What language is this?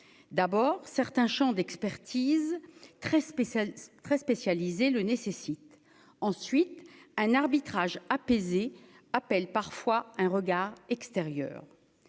French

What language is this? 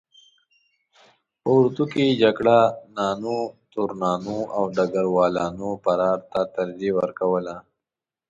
Pashto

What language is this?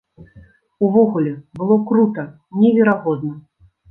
Belarusian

